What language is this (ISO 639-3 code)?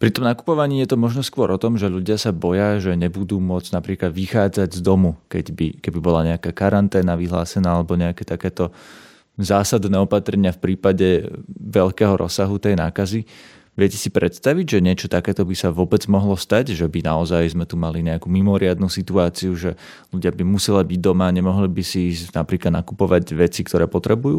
slk